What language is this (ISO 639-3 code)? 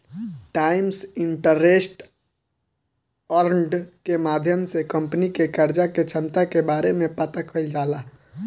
bho